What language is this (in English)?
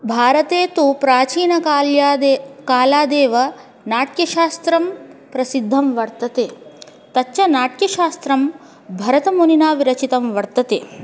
Sanskrit